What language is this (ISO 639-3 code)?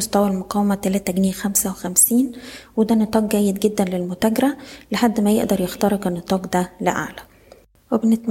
ara